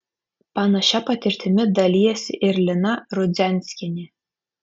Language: Lithuanian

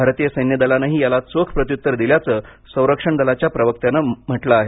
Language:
Marathi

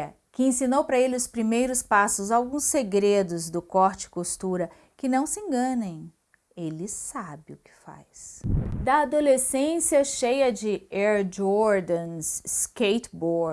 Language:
Portuguese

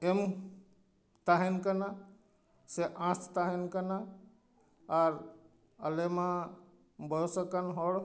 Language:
Santali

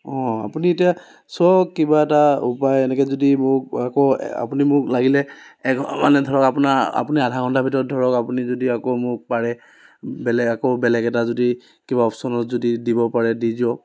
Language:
Assamese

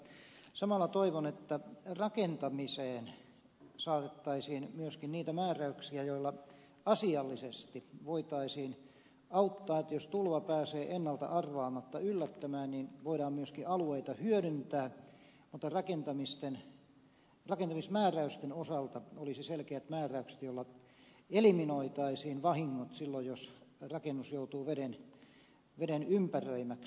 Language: Finnish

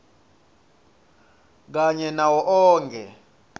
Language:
Swati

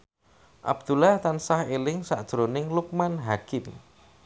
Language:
Javanese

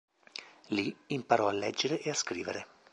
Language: Italian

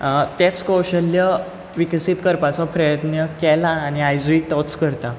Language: Konkani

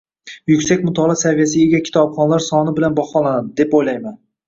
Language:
Uzbek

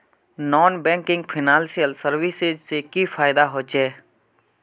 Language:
Magahi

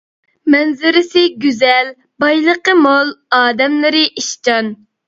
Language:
Uyghur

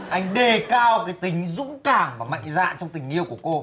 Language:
Vietnamese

